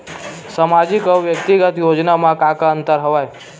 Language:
Chhattisgarhi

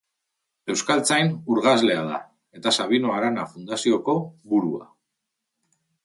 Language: Basque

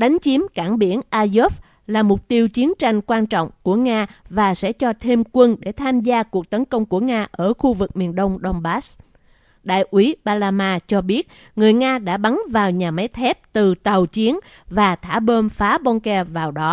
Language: Vietnamese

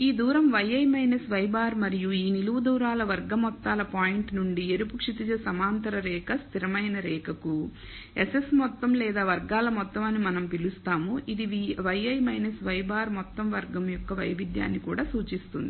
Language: Telugu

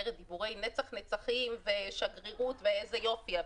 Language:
Hebrew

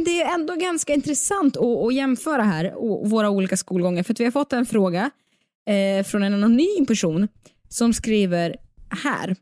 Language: Swedish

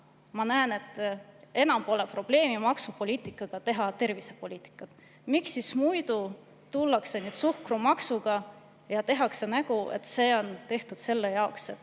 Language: Estonian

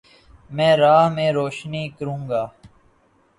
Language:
Urdu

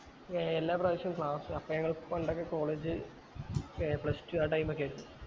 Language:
Malayalam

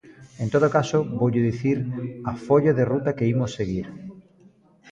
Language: Galician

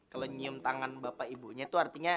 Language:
Indonesian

